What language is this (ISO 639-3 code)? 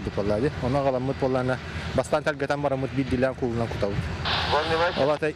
rus